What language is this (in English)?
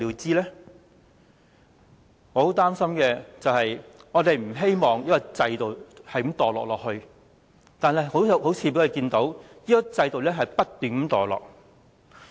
Cantonese